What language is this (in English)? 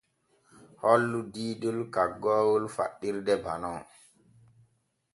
Borgu Fulfulde